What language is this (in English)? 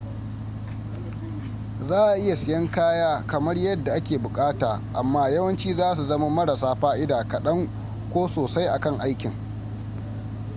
Hausa